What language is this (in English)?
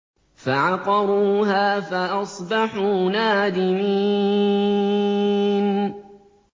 Arabic